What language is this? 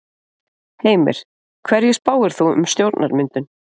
Icelandic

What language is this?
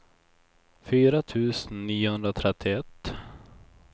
Swedish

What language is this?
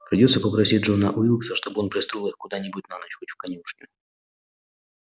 Russian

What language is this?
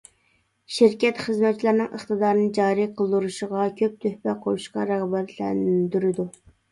Uyghur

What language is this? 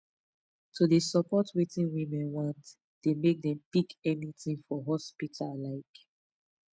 Nigerian Pidgin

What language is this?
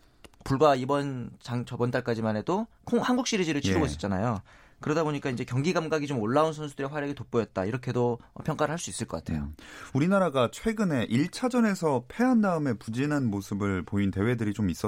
Korean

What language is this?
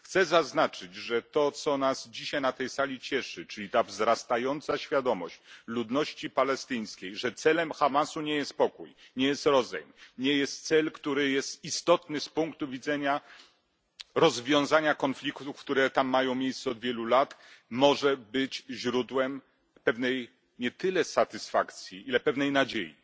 Polish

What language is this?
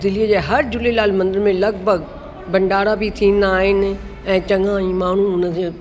Sindhi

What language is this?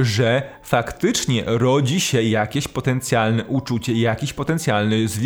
Polish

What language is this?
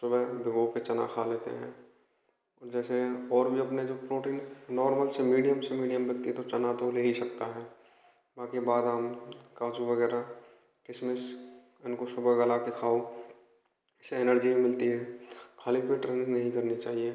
Hindi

